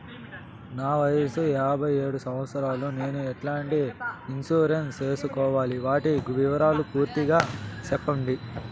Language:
Telugu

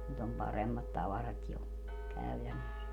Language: Finnish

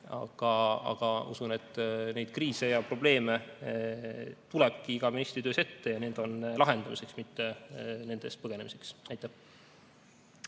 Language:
Estonian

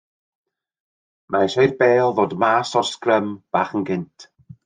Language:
Welsh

